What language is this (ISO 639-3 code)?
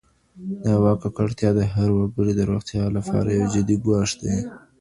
pus